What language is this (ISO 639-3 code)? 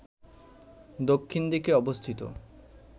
ben